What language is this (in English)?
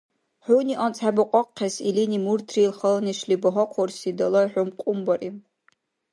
Dargwa